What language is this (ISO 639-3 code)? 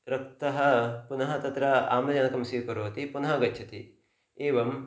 san